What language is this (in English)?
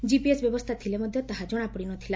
Odia